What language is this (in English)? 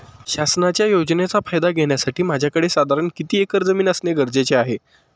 Marathi